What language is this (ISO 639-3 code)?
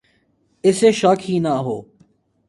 urd